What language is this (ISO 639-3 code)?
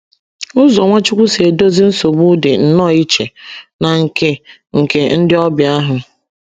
ibo